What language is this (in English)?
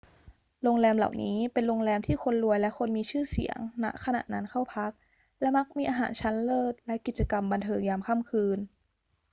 Thai